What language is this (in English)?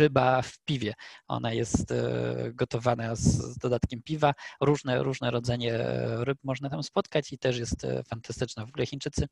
Polish